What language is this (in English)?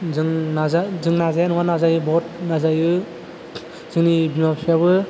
Bodo